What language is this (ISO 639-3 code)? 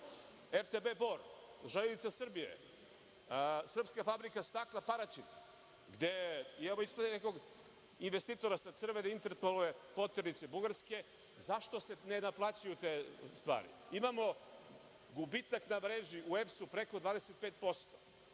srp